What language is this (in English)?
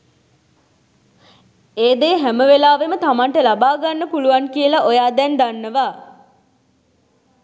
Sinhala